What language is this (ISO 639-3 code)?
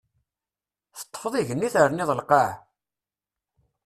kab